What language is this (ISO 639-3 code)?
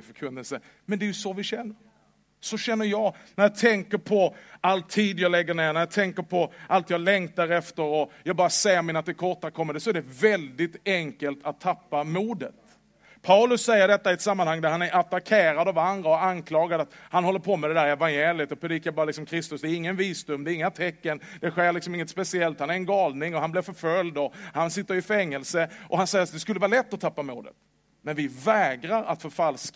swe